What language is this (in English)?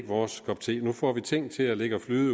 Danish